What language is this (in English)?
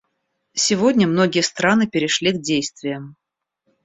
Russian